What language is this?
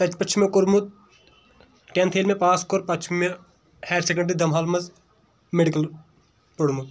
Kashmiri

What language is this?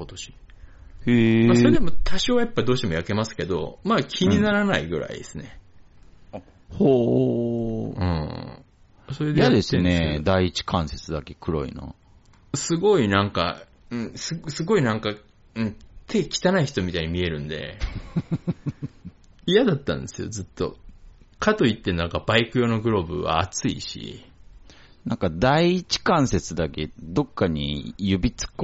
Japanese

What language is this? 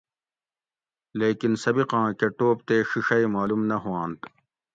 Gawri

